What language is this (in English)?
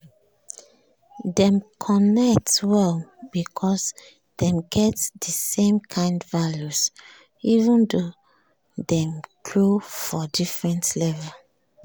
Nigerian Pidgin